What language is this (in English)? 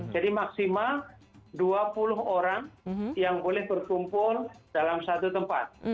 Indonesian